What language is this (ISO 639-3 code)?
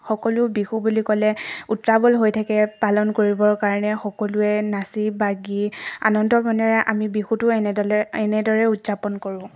asm